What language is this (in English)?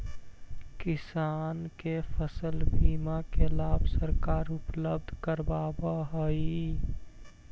Magahi